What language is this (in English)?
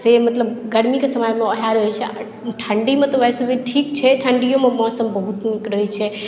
Maithili